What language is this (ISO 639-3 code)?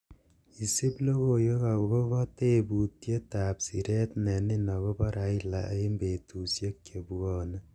kln